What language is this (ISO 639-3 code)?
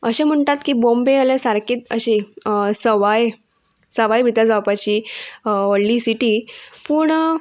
kok